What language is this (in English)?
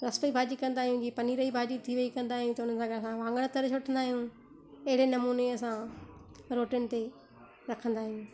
Sindhi